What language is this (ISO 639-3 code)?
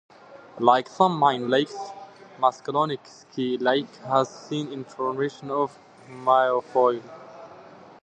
eng